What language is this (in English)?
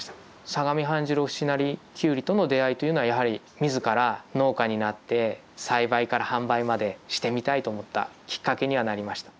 Japanese